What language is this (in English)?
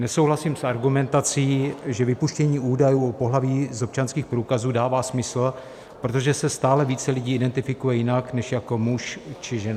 Czech